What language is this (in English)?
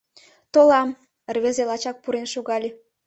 Mari